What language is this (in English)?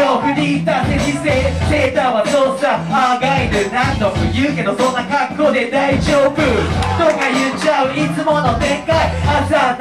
Japanese